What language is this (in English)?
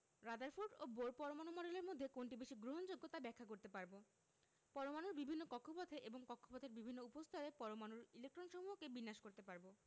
Bangla